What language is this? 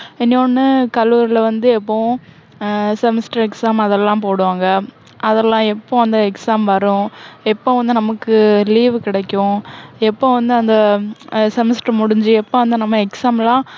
Tamil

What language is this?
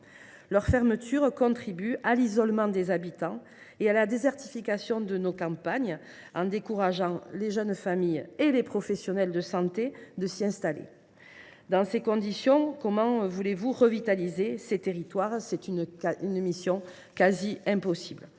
French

